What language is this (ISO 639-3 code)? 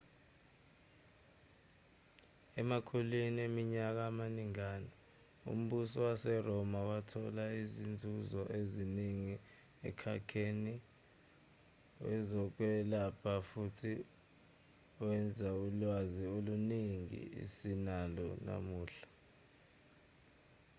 zul